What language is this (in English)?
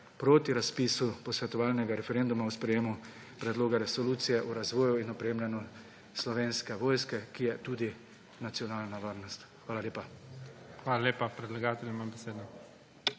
Slovenian